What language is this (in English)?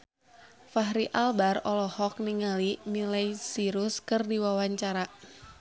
Sundanese